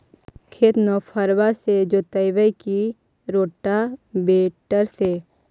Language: Magahi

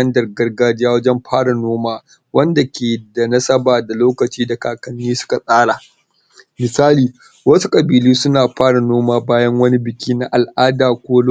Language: Hausa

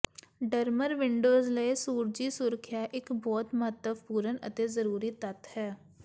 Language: Punjabi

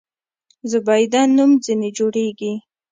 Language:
Pashto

